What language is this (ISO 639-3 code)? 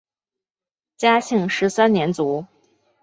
zho